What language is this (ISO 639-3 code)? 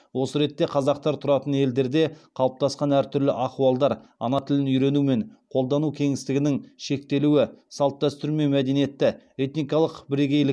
kaz